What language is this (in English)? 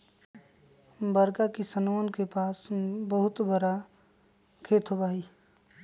Magahi